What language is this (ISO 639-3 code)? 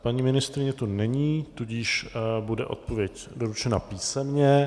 ces